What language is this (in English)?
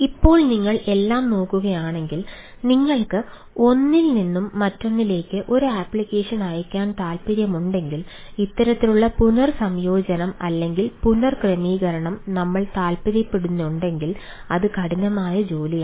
Malayalam